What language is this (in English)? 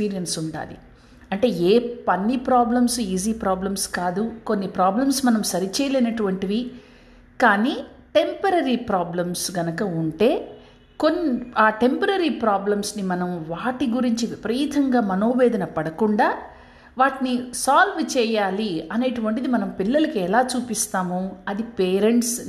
Telugu